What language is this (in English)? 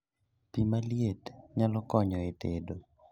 Luo (Kenya and Tanzania)